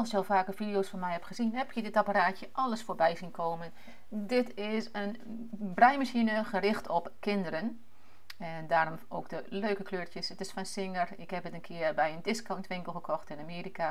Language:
Dutch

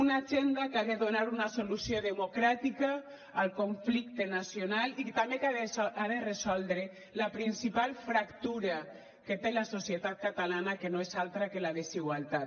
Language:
Catalan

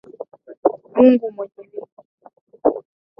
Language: Swahili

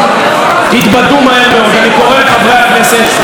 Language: Hebrew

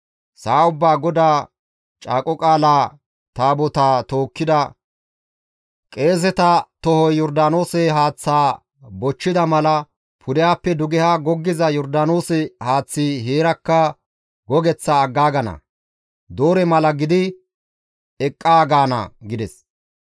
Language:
Gamo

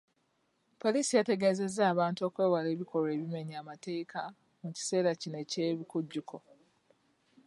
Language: Ganda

